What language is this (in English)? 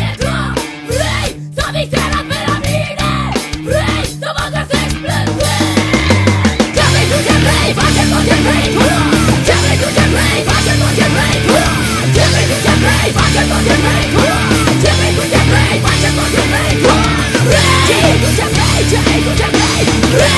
Romanian